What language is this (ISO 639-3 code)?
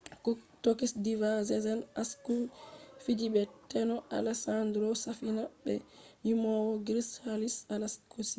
ful